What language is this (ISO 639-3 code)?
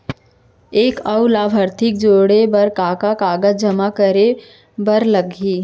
hne